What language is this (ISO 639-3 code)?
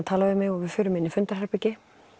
isl